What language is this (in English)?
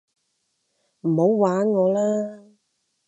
Cantonese